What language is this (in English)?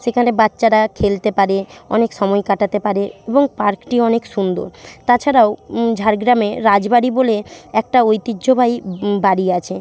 Bangla